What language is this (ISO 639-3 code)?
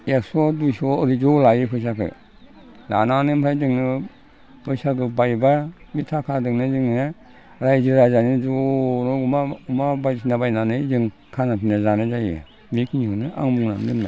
brx